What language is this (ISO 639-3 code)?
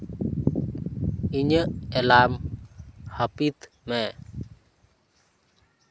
sat